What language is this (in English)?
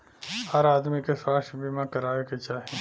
Bhojpuri